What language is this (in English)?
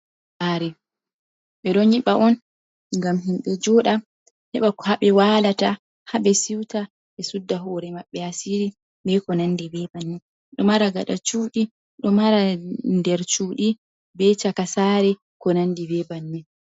Fula